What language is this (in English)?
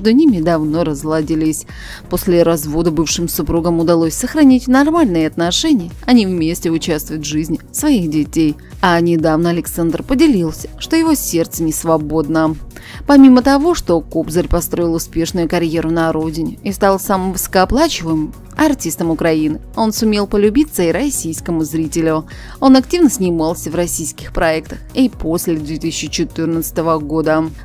Russian